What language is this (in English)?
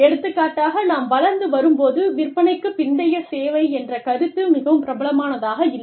Tamil